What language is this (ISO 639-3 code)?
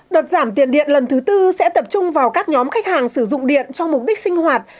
vie